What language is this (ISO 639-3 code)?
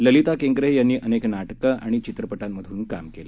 mar